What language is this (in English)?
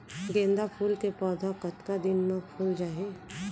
Chhattisgarhi